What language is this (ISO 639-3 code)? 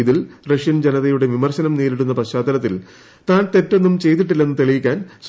mal